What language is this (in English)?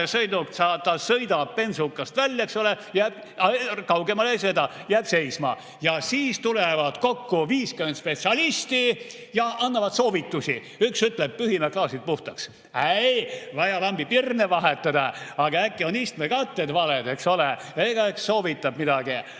Estonian